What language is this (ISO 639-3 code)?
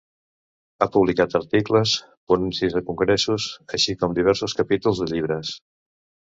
cat